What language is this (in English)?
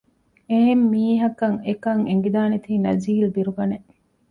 Divehi